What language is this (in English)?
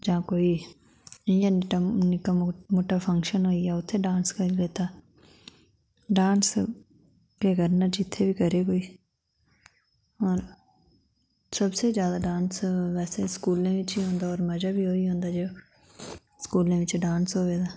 Dogri